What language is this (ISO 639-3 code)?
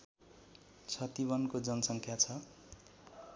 nep